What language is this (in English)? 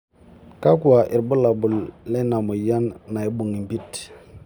Masai